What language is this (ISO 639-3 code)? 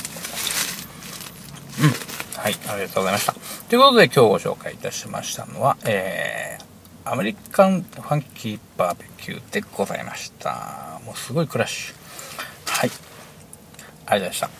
jpn